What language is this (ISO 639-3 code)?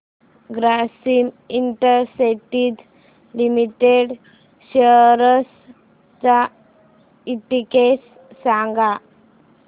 mar